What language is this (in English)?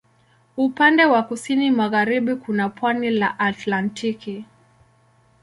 Swahili